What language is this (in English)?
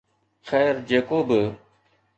Sindhi